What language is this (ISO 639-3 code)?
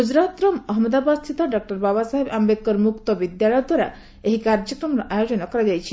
ori